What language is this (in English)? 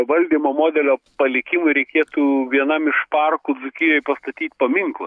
Lithuanian